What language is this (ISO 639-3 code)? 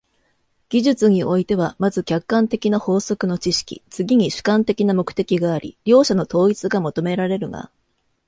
jpn